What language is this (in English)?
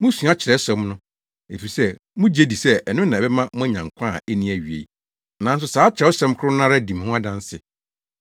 Akan